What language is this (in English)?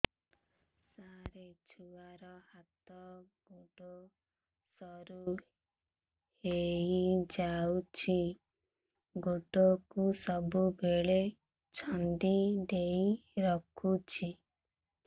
Odia